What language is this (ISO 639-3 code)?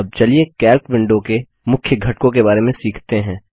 hin